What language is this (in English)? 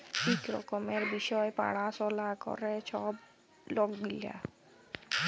Bangla